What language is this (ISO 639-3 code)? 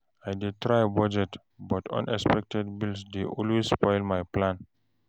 pcm